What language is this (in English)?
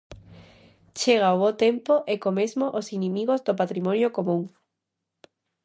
Galician